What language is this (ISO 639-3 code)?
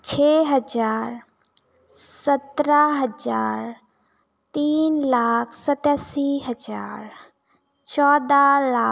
hin